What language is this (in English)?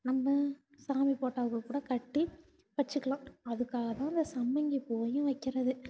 Tamil